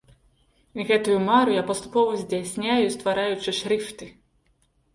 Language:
Belarusian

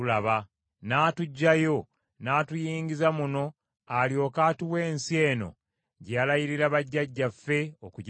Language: Ganda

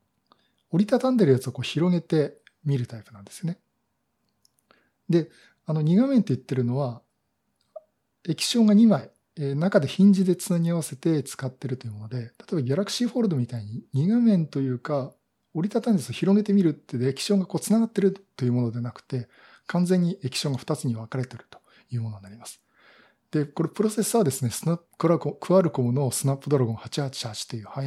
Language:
Japanese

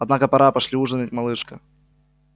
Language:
Russian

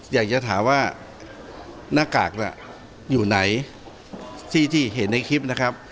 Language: Thai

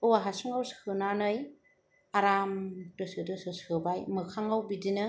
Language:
Bodo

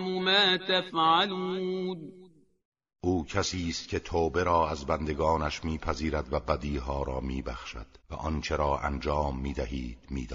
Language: Persian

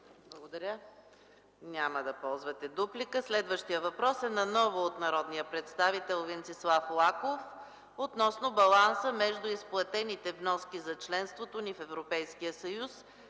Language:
Bulgarian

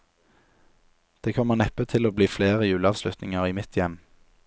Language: Norwegian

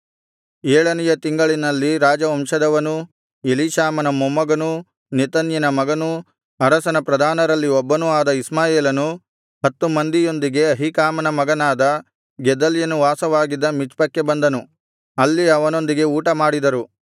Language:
Kannada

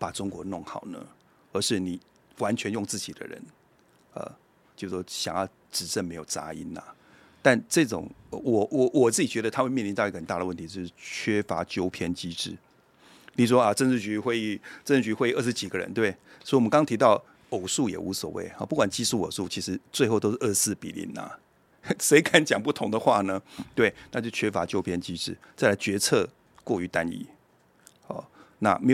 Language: Chinese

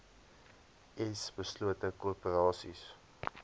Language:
Afrikaans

